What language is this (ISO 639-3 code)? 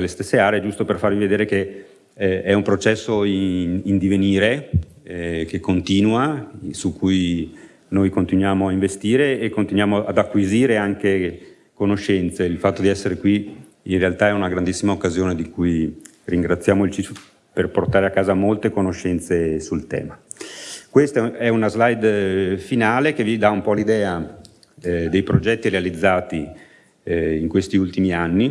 ita